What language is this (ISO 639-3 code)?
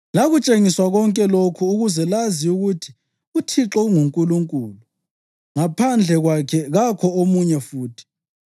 nde